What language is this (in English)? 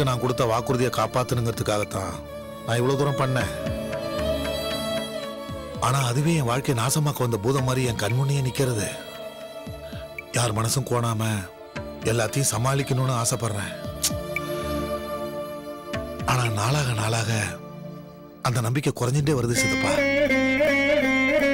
Tamil